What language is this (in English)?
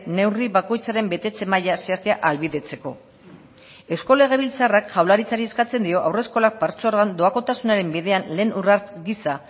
Basque